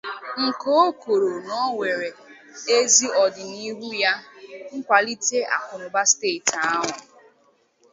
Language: Igbo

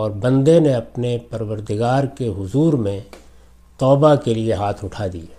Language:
Urdu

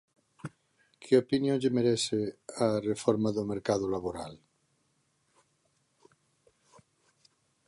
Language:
Galician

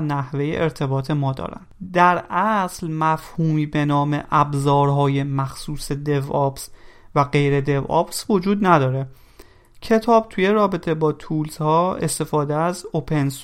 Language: Persian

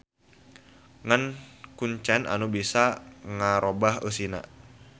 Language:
Sundanese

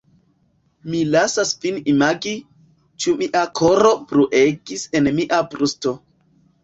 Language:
Esperanto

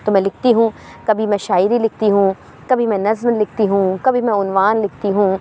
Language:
Urdu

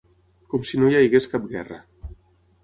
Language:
Catalan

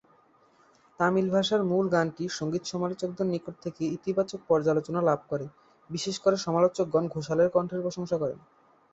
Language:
Bangla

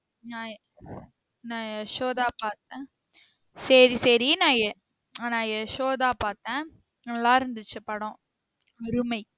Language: Tamil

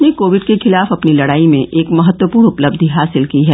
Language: Hindi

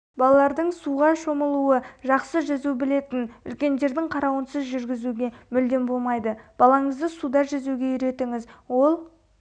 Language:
Kazakh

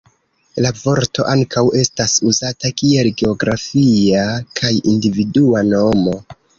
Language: Esperanto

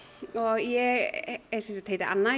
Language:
Icelandic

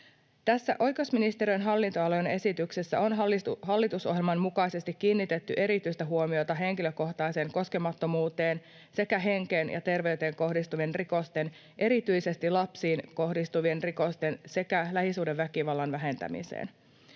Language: Finnish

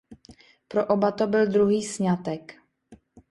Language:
Czech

